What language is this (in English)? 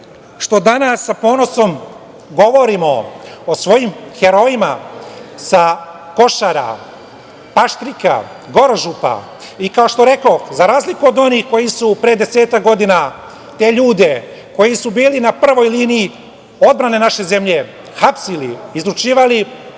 Serbian